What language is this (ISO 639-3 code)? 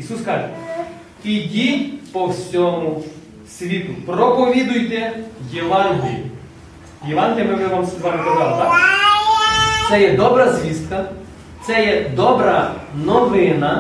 ukr